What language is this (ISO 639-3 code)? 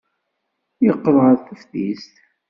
kab